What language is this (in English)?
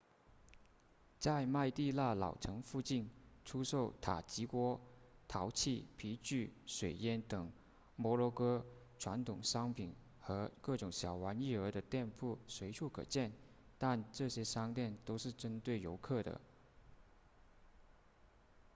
Chinese